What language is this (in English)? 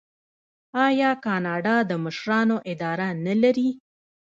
Pashto